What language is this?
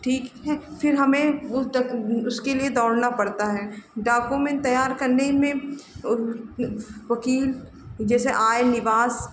Hindi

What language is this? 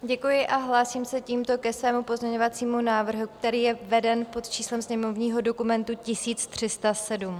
Czech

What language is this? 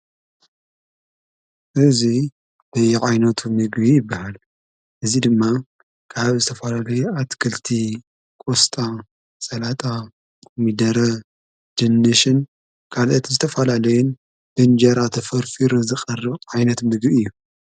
Tigrinya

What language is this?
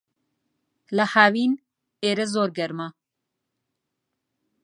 Central Kurdish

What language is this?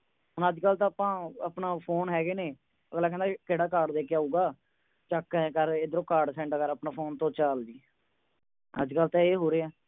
Punjabi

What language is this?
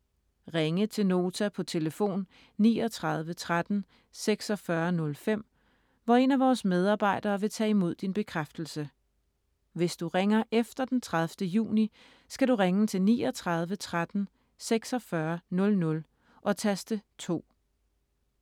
Danish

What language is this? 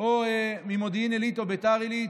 Hebrew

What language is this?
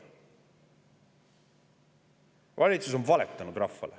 Estonian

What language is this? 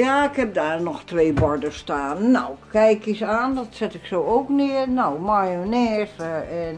Dutch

